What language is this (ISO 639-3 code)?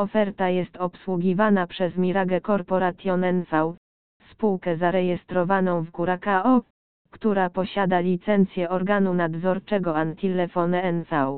pol